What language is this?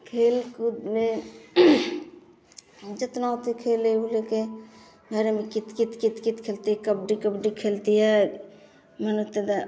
Hindi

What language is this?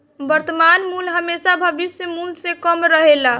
Bhojpuri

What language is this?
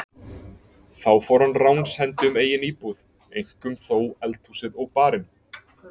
Icelandic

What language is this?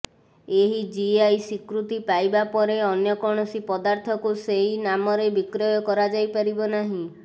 Odia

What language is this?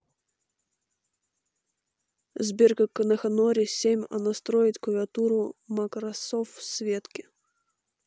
Russian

